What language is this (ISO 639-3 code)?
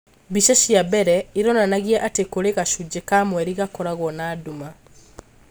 kik